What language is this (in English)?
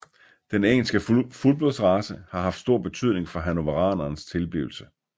Danish